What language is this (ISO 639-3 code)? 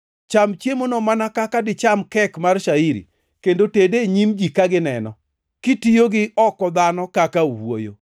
luo